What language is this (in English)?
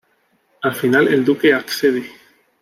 Spanish